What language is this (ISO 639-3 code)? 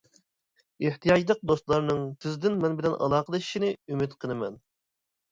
uig